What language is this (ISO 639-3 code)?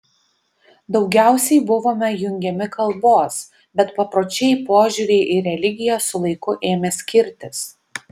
lit